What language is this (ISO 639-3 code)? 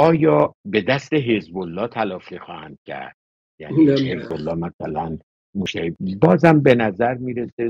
fas